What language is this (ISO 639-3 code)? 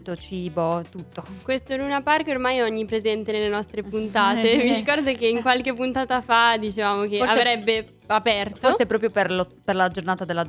ita